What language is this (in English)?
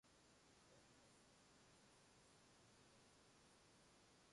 Mongolian